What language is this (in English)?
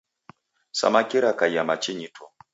Taita